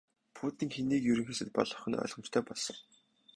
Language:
Mongolian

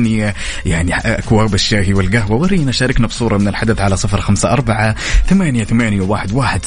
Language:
Arabic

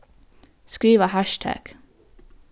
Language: Faroese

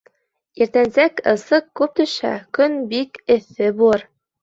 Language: Bashkir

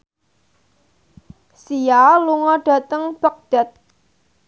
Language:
Javanese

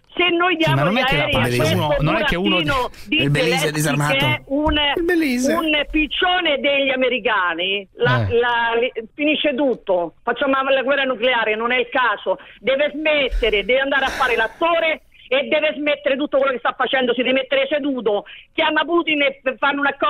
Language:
Italian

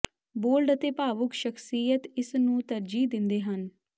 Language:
Punjabi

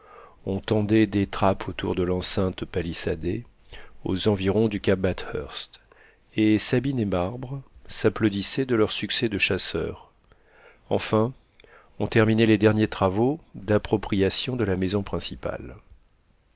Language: French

